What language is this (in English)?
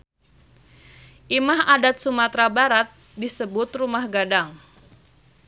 Sundanese